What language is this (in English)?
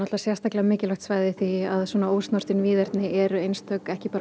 Icelandic